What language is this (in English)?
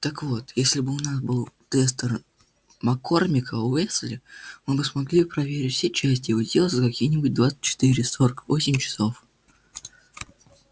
Russian